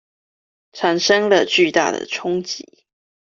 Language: Chinese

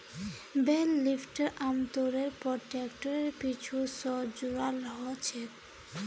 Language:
Magahi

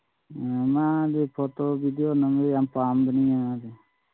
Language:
Manipuri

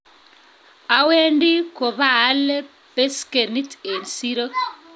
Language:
Kalenjin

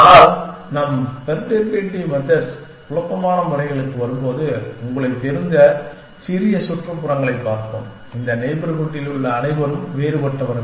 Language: Tamil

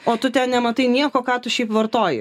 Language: Lithuanian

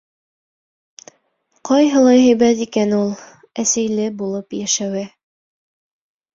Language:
Bashkir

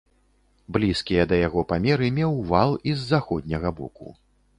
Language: Belarusian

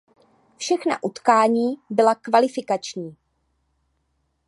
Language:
Czech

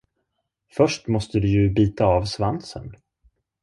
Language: Swedish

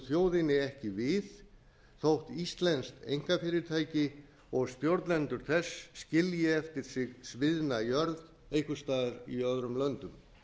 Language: Icelandic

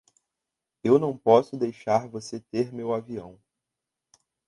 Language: Portuguese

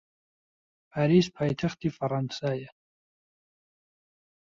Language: Central Kurdish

